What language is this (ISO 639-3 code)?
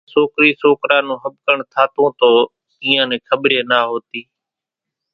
gjk